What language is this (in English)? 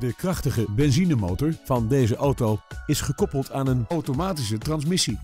Dutch